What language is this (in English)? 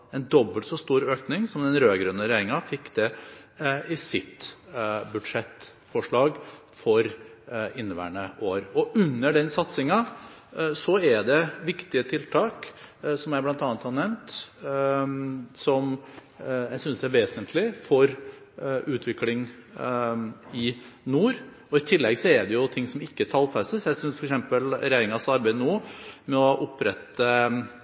Norwegian Bokmål